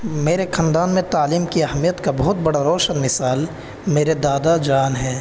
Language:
Urdu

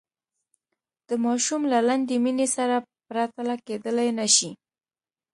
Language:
Pashto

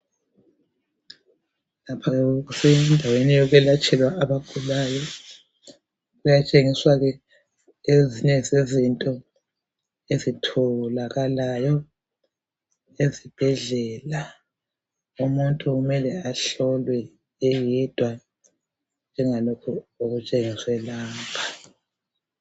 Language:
North Ndebele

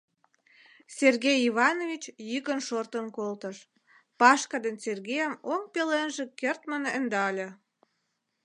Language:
Mari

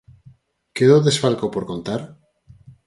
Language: Galician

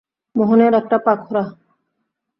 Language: Bangla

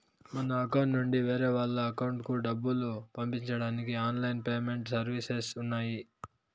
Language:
Telugu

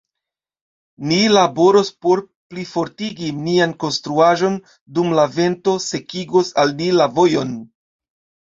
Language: Esperanto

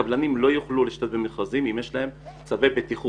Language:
Hebrew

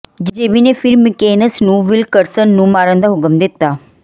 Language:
Punjabi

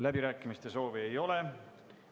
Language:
Estonian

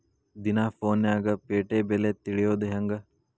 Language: Kannada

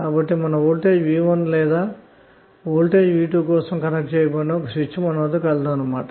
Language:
Telugu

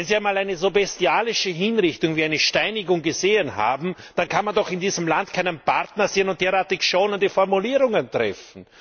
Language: German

